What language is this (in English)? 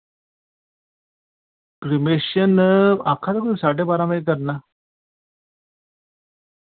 Dogri